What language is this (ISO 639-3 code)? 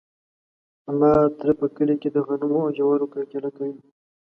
pus